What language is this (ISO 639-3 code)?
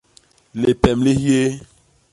bas